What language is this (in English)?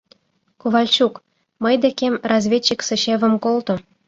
Mari